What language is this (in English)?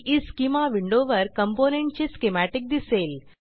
Marathi